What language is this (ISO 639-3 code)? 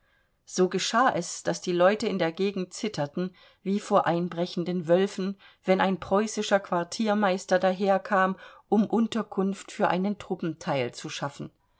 deu